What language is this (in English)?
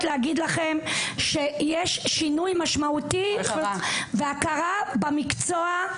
Hebrew